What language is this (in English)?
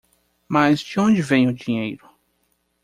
Portuguese